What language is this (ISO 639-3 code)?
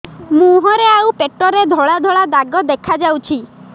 ori